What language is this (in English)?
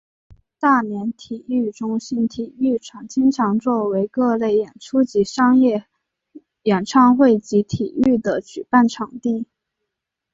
Chinese